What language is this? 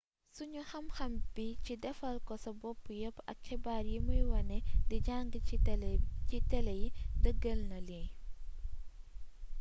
Wolof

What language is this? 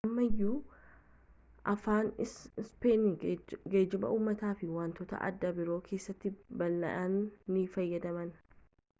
Oromo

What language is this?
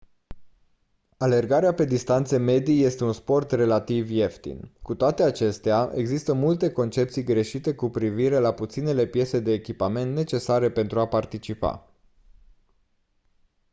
Romanian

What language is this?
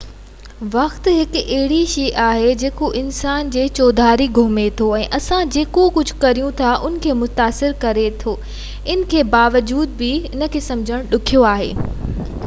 Sindhi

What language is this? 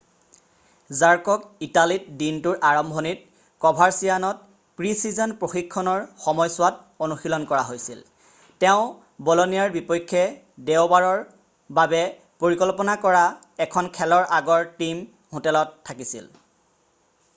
Assamese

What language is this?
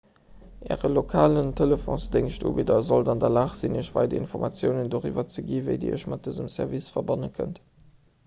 Luxembourgish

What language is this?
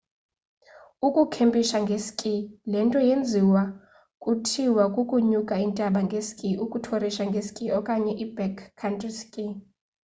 Xhosa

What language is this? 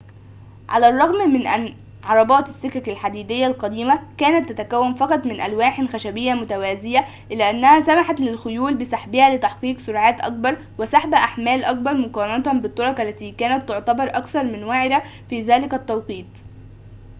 Arabic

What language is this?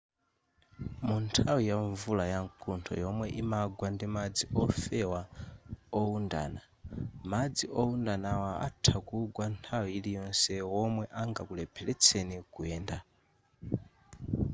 Nyanja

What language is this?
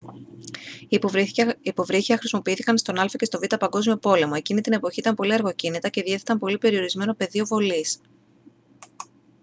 Greek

